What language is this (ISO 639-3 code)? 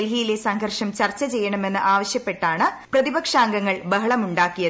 mal